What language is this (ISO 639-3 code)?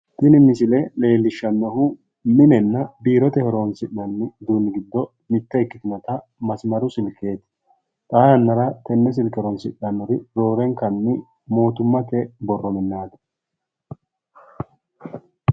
sid